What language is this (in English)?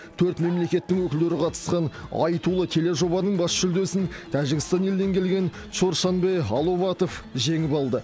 Kazakh